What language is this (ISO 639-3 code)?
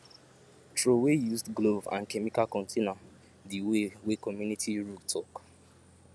pcm